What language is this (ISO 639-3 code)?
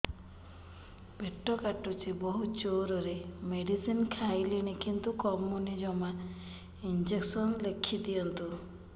ori